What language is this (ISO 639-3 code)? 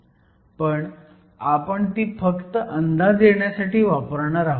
mar